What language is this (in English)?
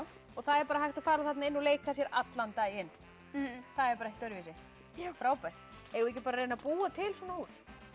Icelandic